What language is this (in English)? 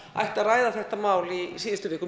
Icelandic